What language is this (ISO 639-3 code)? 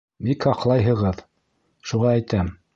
bak